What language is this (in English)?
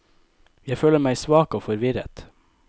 Norwegian